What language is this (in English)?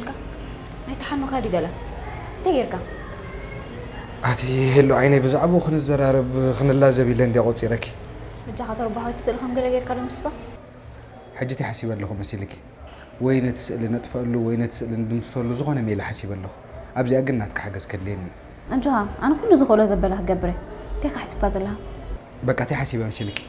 Arabic